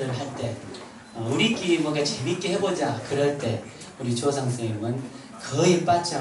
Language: Korean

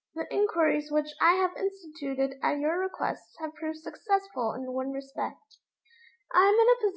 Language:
English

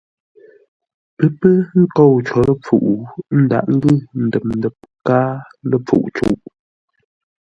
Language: Ngombale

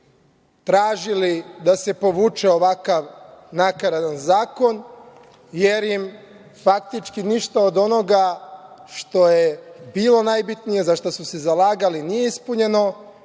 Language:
Serbian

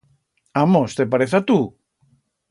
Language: Aragonese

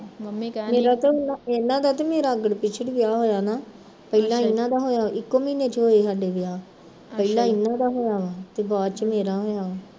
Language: Punjabi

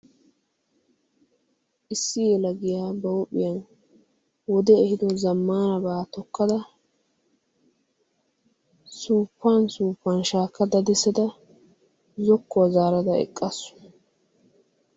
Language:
Wolaytta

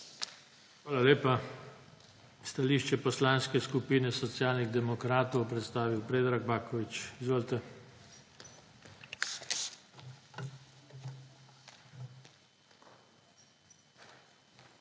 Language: Slovenian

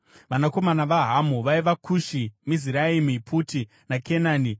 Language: Shona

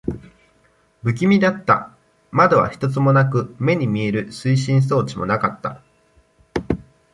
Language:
Japanese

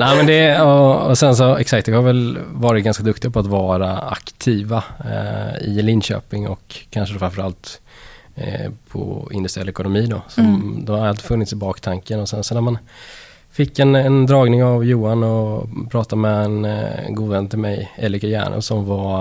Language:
Swedish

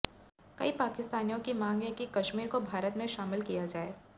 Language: Hindi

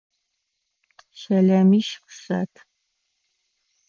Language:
Adyghe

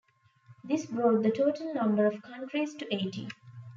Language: English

